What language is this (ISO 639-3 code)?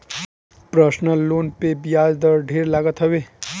bho